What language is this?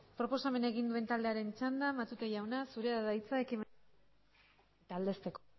Basque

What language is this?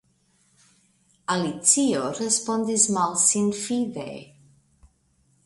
Esperanto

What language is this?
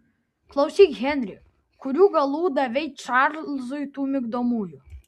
Lithuanian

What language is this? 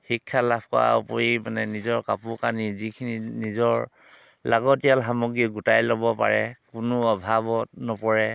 Assamese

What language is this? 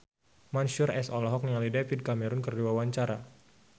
Sundanese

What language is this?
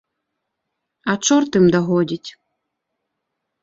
Belarusian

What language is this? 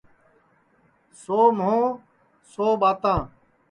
Sansi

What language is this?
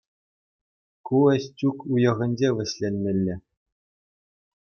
Chuvash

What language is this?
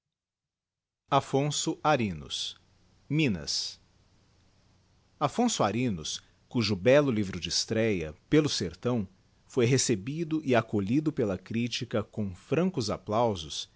Portuguese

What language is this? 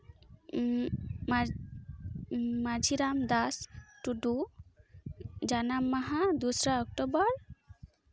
Santali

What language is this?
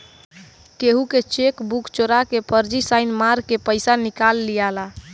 Bhojpuri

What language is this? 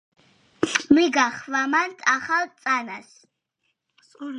Georgian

